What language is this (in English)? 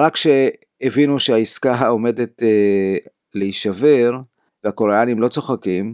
Hebrew